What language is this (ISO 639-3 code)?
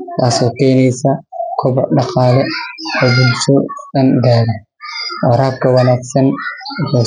som